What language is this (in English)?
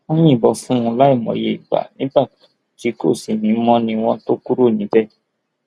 Yoruba